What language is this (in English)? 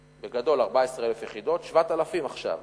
Hebrew